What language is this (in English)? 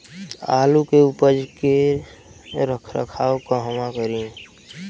Bhojpuri